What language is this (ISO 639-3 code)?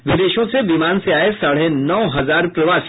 hin